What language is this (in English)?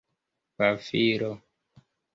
Esperanto